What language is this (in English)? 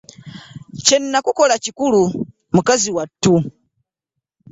Ganda